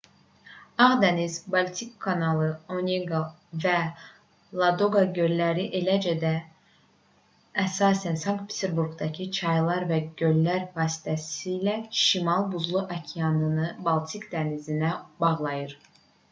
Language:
Azerbaijani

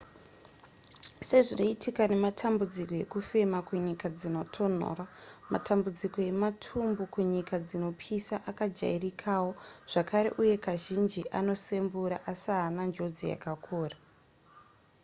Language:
Shona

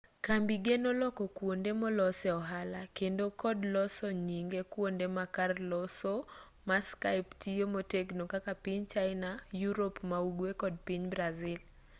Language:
Luo (Kenya and Tanzania)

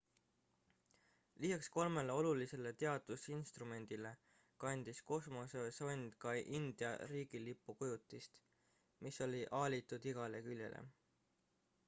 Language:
Estonian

